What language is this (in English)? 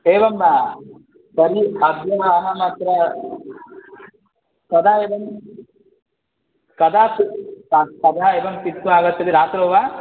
Sanskrit